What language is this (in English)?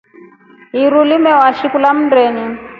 Rombo